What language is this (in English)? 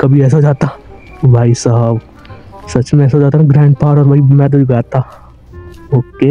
Hindi